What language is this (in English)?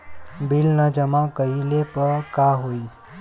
Bhojpuri